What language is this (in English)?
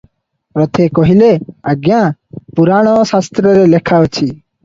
Odia